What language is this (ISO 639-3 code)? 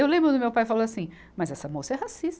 por